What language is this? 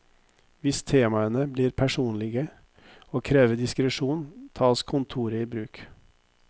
Norwegian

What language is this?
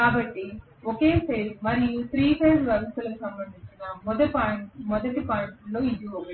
Telugu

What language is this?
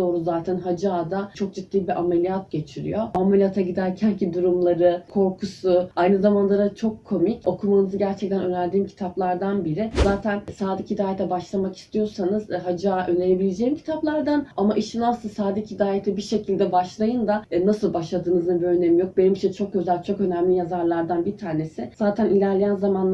Turkish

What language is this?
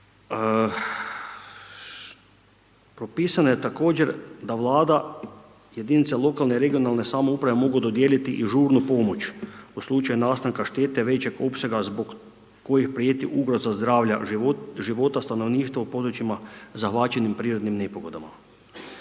Croatian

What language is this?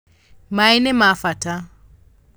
Kikuyu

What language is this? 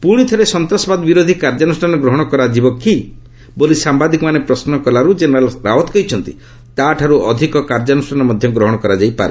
Odia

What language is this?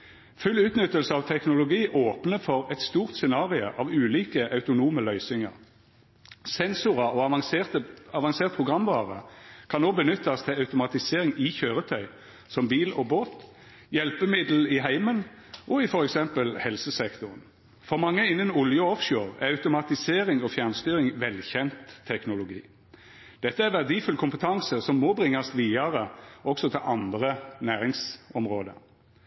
Norwegian Nynorsk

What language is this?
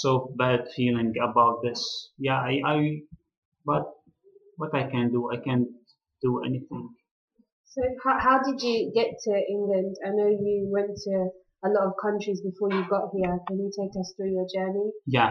English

